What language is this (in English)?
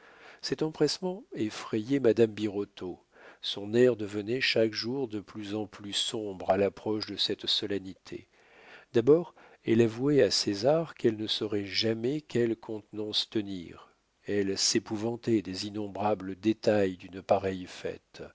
French